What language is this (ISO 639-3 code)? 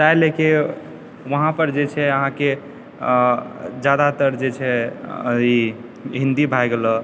mai